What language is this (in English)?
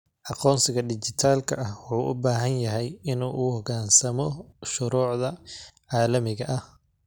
Somali